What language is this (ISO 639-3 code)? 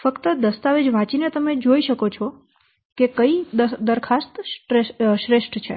guj